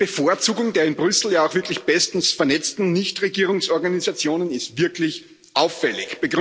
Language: German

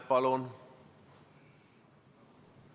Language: Estonian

